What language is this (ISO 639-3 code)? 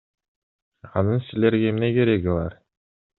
kir